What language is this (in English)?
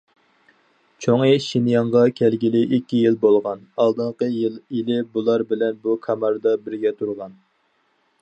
Uyghur